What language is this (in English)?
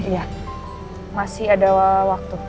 Indonesian